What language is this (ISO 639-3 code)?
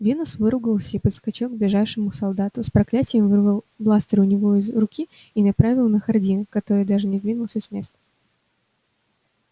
rus